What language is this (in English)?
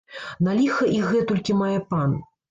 Belarusian